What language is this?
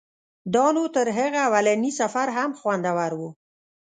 Pashto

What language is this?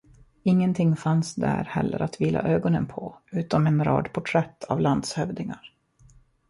Swedish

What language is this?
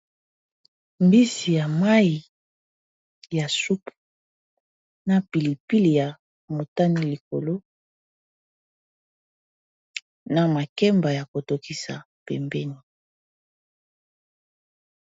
Lingala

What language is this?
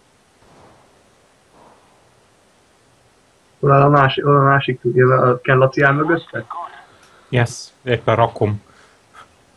Hungarian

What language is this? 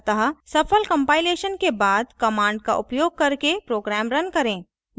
Hindi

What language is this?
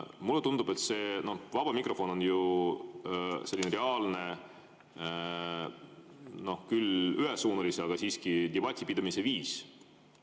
Estonian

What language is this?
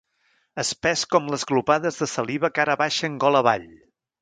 Catalan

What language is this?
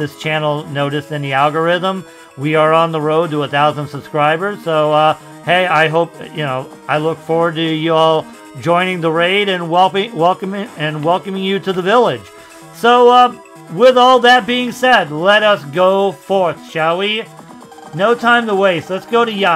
English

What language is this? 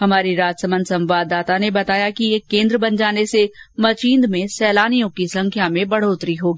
Hindi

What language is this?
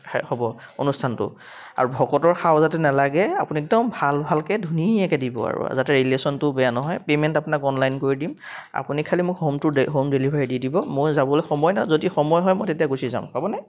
Assamese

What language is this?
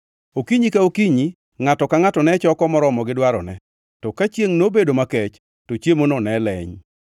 Luo (Kenya and Tanzania)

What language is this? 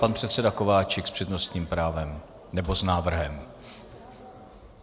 Czech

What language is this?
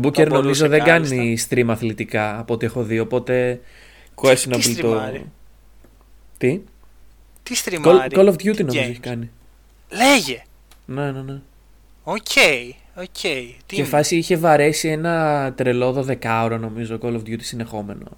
Greek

